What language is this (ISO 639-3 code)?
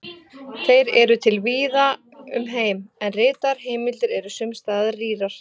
isl